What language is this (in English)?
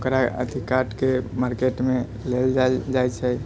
Maithili